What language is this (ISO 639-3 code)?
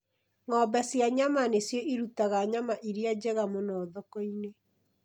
kik